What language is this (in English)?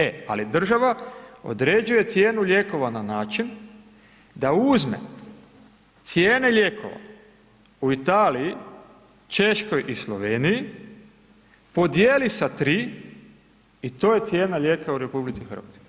Croatian